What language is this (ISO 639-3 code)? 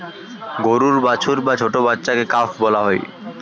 ben